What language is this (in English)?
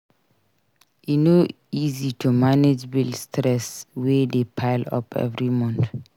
Nigerian Pidgin